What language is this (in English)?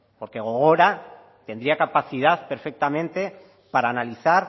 Spanish